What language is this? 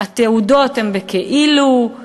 Hebrew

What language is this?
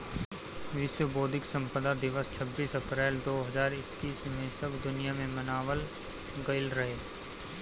Bhojpuri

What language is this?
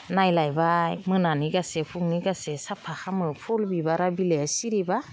Bodo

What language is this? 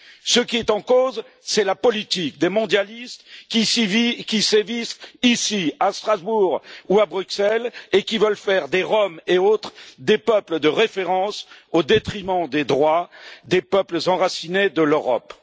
French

